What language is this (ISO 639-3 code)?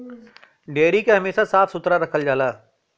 bho